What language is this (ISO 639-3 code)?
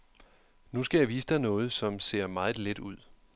dan